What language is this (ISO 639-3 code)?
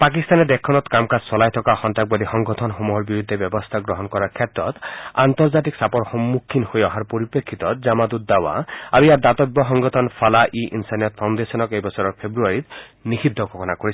asm